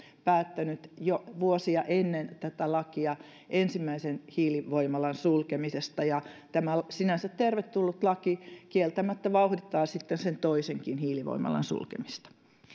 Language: Finnish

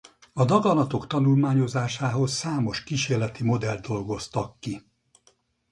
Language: Hungarian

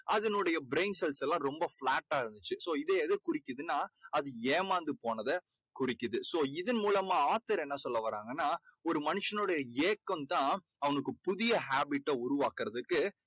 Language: Tamil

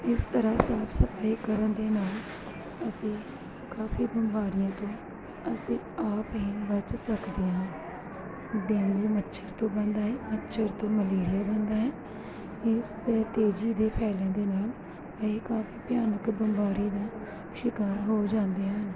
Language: Punjabi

